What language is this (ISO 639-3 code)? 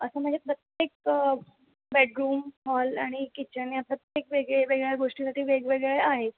mar